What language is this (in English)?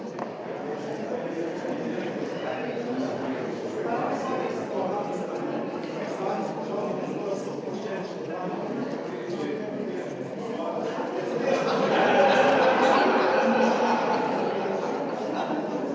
Slovenian